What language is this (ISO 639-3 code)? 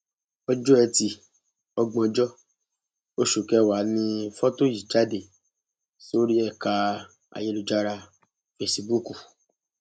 yor